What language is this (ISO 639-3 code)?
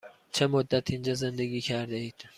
fas